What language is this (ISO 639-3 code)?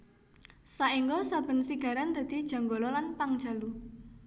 jav